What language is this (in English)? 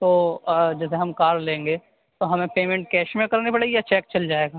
Urdu